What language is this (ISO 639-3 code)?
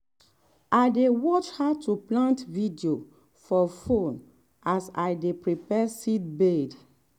pcm